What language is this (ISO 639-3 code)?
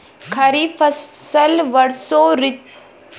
bho